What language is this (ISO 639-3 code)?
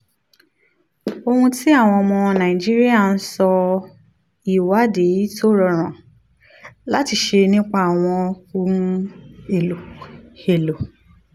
yor